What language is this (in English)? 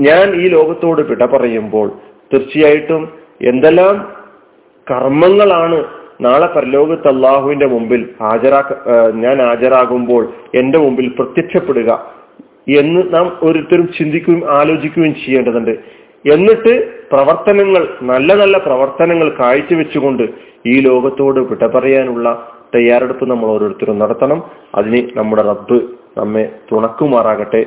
Malayalam